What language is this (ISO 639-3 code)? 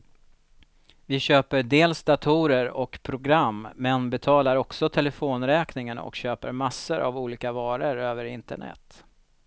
swe